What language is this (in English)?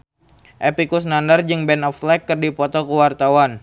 Sundanese